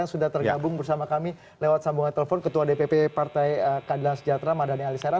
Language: Indonesian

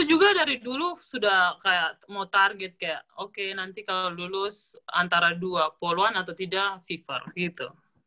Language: Indonesian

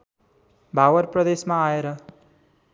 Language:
Nepali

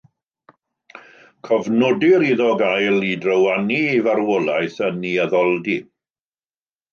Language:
Welsh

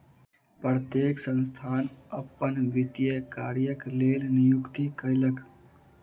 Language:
Maithili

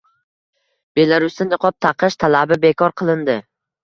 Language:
Uzbek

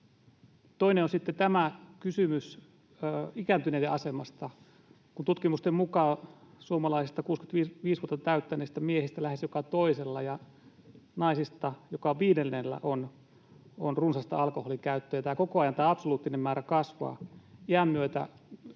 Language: Finnish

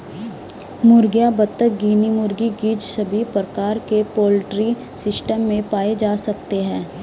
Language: Hindi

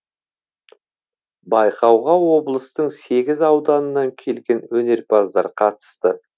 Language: Kazakh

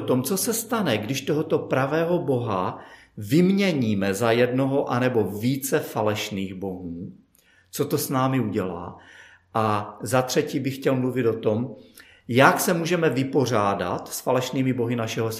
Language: Czech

